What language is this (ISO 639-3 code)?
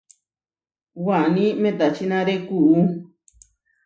var